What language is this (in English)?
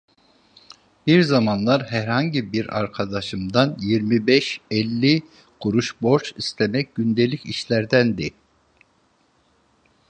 Turkish